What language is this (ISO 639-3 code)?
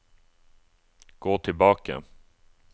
nor